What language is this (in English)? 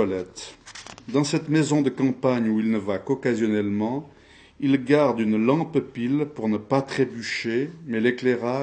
French